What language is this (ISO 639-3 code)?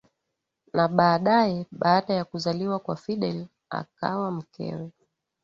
swa